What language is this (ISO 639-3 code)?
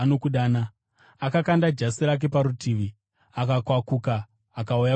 sna